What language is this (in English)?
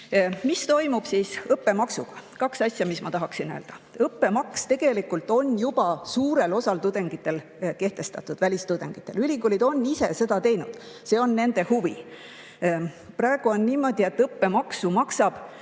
Estonian